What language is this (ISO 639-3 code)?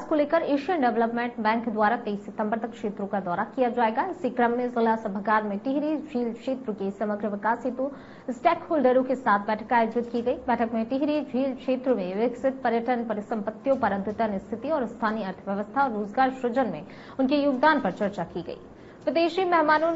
hin